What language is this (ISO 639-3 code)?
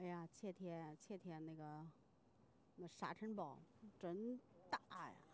zho